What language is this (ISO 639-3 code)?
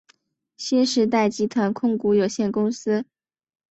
zho